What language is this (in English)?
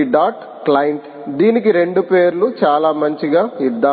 Telugu